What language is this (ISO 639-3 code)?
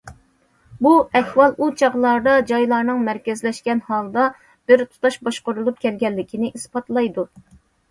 uig